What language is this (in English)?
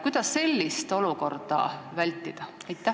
Estonian